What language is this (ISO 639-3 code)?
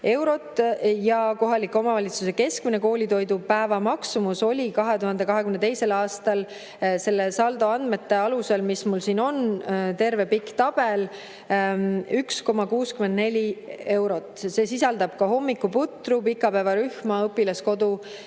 est